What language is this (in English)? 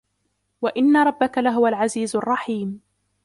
Arabic